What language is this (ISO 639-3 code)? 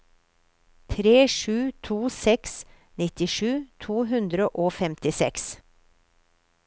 nor